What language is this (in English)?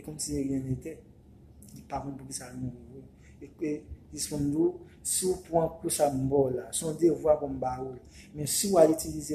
French